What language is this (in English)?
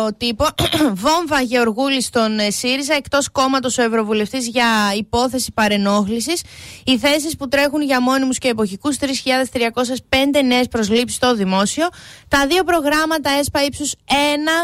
Greek